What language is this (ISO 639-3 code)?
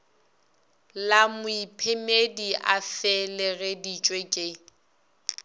nso